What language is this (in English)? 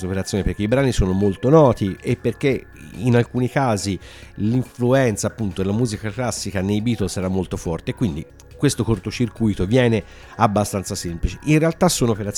Italian